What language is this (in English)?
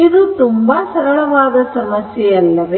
Kannada